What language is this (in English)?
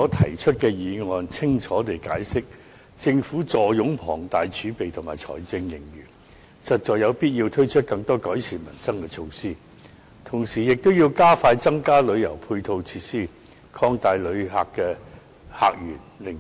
Cantonese